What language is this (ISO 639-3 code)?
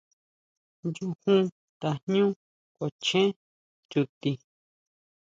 mau